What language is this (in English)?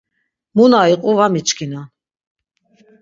Laz